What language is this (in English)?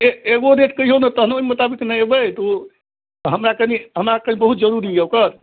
Maithili